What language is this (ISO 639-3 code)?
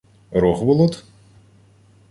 ukr